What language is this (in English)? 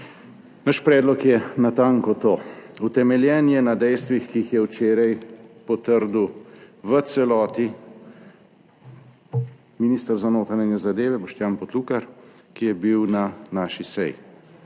Slovenian